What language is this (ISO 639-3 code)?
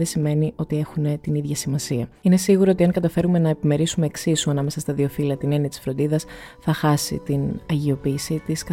ell